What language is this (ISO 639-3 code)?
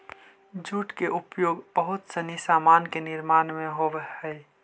mag